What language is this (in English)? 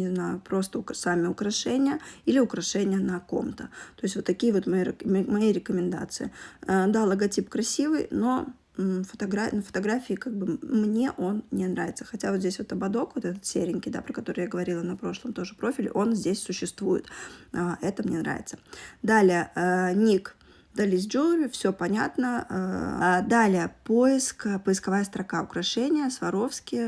Russian